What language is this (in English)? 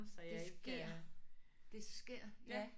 Danish